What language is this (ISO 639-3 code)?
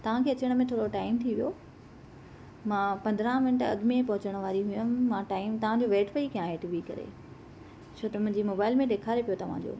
snd